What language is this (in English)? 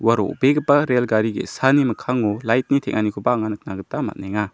Garo